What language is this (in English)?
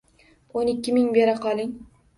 Uzbek